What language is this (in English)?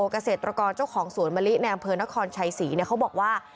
Thai